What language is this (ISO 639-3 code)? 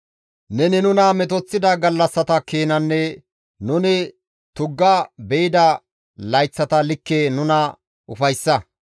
gmv